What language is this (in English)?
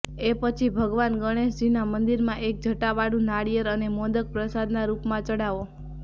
Gujarati